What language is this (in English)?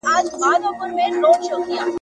Pashto